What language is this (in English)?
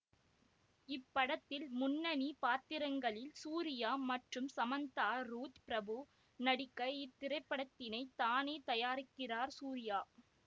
Tamil